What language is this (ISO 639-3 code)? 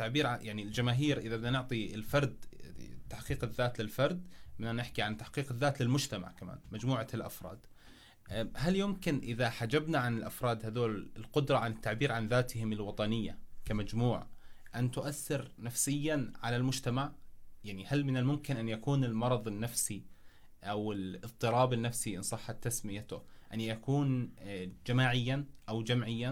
ara